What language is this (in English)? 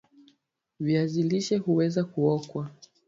Swahili